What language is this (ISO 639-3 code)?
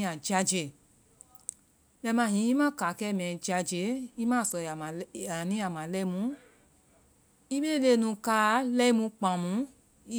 vai